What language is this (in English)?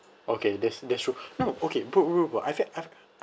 English